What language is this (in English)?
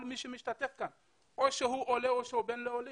Hebrew